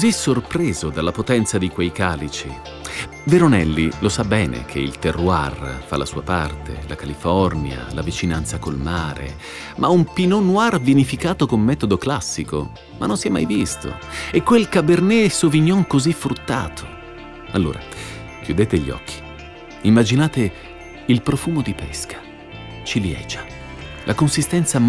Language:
Italian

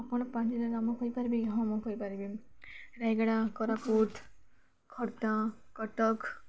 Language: Odia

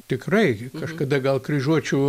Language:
Lithuanian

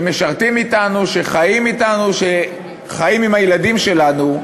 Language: Hebrew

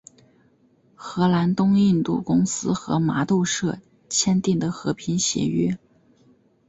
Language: Chinese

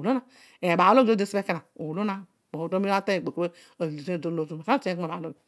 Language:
Odual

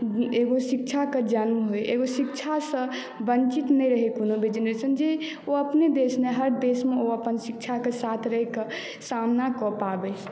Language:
Maithili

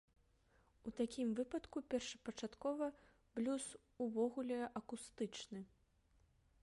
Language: Belarusian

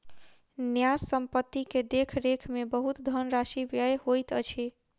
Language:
Maithili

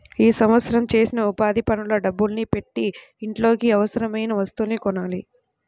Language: Telugu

